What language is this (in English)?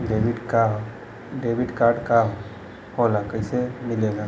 Bhojpuri